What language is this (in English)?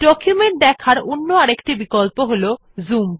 Bangla